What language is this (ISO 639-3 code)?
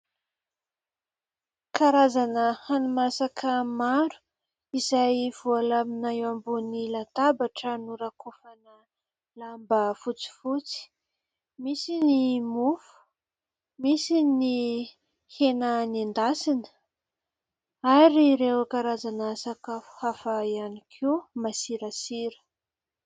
mlg